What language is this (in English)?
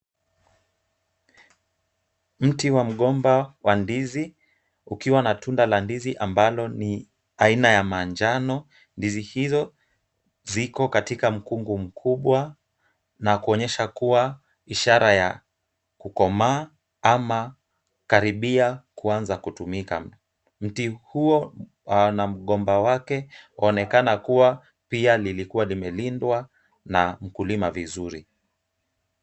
Swahili